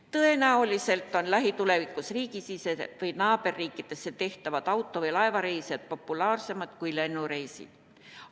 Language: Estonian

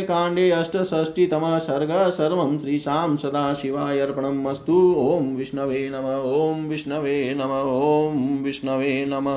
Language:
Hindi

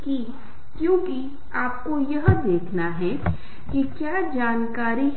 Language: Hindi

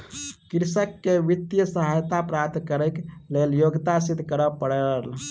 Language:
Maithili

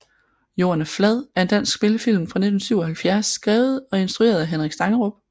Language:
Danish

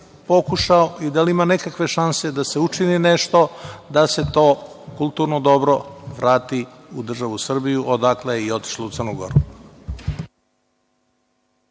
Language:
Serbian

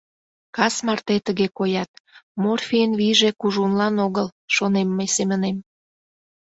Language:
Mari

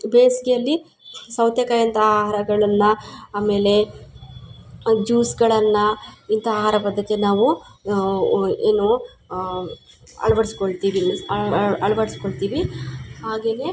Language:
Kannada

